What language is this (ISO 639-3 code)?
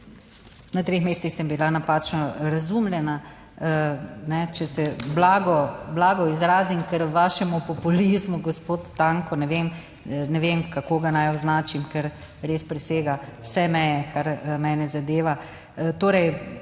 slv